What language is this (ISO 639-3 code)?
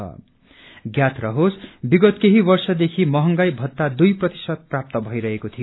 nep